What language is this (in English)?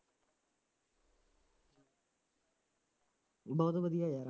Punjabi